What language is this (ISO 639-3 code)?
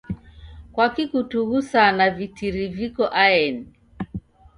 dav